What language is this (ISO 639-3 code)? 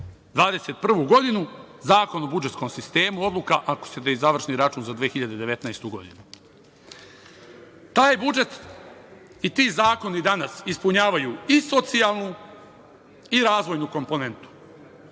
srp